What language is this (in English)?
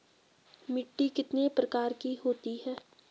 Hindi